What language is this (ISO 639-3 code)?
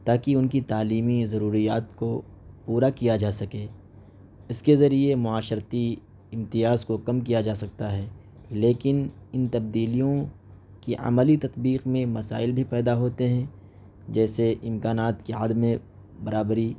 urd